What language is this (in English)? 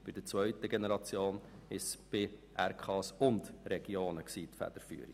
Swiss German